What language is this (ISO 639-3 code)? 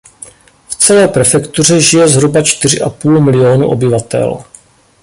ces